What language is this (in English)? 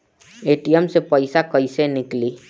Bhojpuri